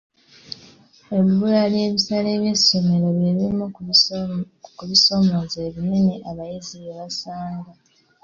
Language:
Ganda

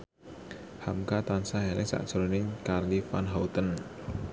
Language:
Javanese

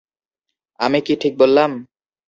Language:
Bangla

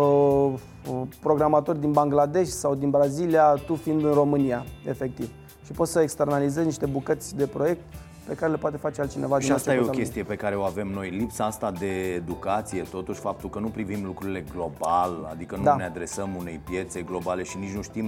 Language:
Romanian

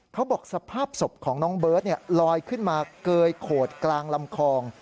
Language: Thai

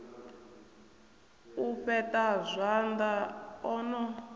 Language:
Venda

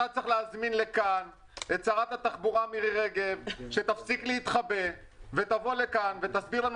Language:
Hebrew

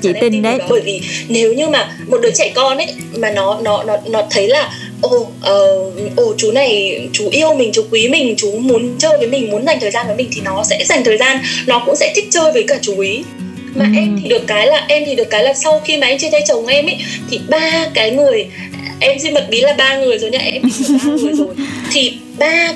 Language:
Vietnamese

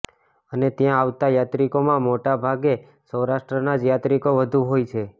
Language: Gujarati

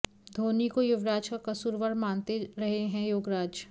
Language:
Hindi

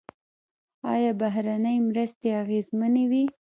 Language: Pashto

